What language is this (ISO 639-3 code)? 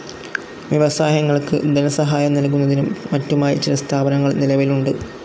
mal